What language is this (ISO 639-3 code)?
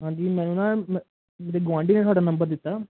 pan